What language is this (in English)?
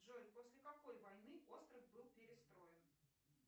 Russian